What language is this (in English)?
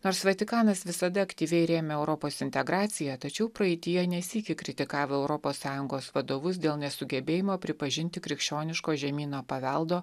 Lithuanian